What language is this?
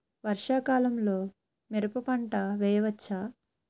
Telugu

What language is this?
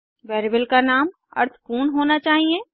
Hindi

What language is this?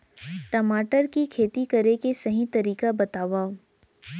Chhattisgarhi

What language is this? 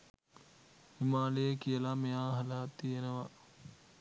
Sinhala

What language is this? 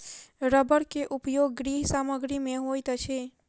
Maithili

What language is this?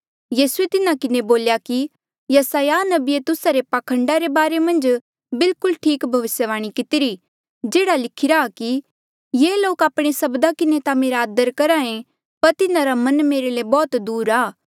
Mandeali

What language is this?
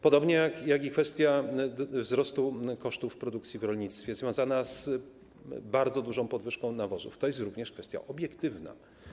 Polish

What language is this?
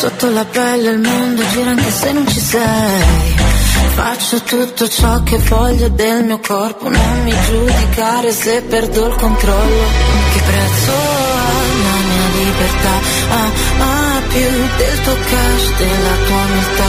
Italian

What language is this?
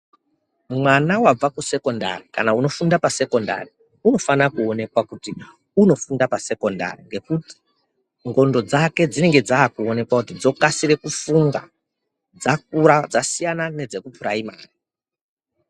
Ndau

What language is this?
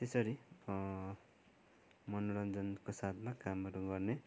Nepali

